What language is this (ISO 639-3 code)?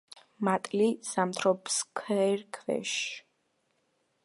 kat